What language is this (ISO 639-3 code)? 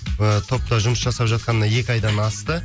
kaz